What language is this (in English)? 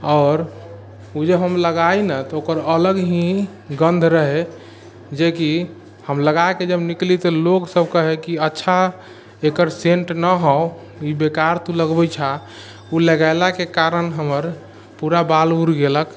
Maithili